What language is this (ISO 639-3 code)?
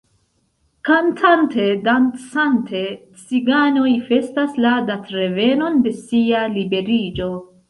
epo